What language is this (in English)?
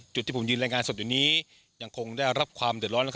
Thai